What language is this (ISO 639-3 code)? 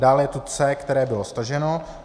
ces